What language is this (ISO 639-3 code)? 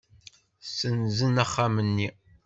kab